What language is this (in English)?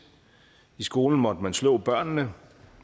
Danish